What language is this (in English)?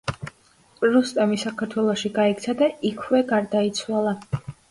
Georgian